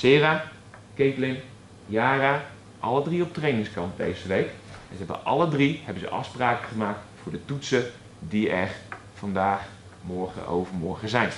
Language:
Dutch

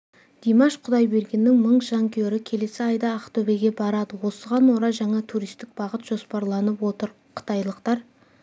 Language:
Kazakh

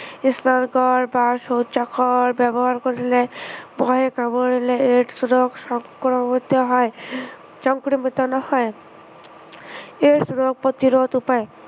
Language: Assamese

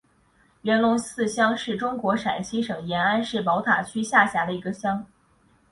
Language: Chinese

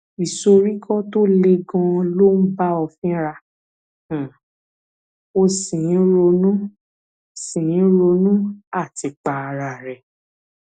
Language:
Yoruba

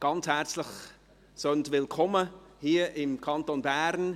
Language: Swiss German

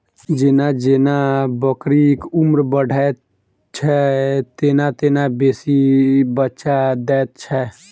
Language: Maithili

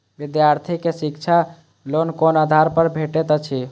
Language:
Maithili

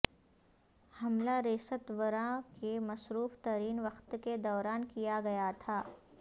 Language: Urdu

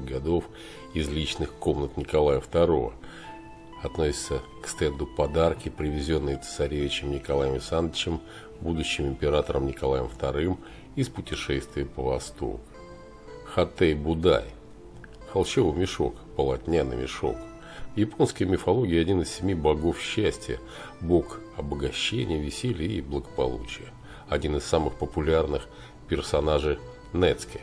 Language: Russian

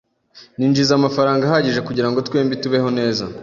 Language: Kinyarwanda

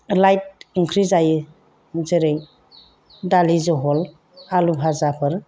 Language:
Bodo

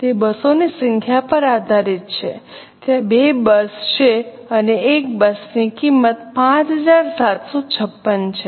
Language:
Gujarati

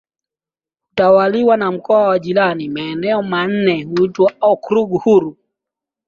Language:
Swahili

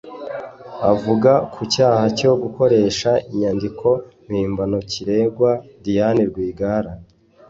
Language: Kinyarwanda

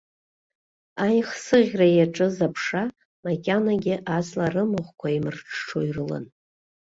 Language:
Abkhazian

